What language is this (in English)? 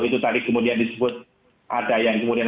Indonesian